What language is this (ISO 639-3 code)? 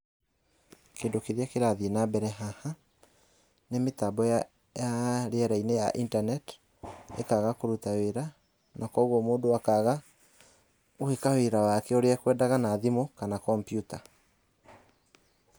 kik